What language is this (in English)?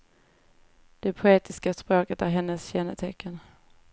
Swedish